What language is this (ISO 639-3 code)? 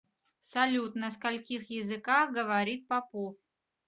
rus